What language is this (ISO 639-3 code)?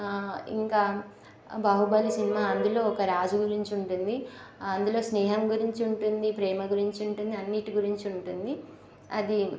tel